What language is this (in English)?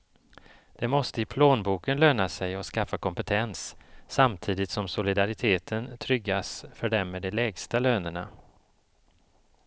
Swedish